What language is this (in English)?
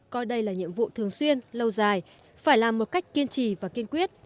Vietnamese